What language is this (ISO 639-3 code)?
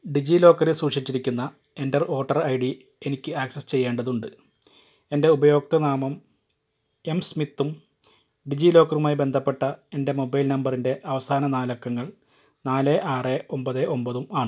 mal